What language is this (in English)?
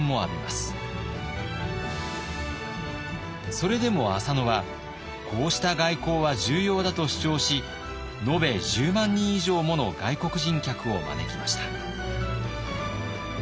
Japanese